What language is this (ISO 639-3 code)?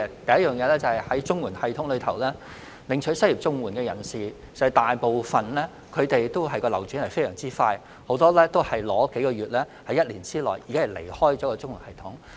yue